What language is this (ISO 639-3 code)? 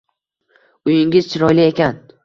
uzb